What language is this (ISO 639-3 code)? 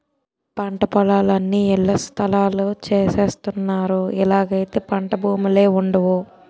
tel